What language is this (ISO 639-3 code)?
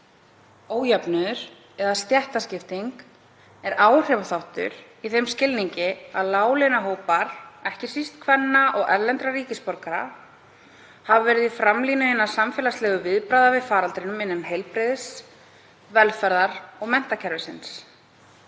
isl